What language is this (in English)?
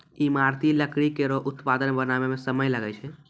Maithili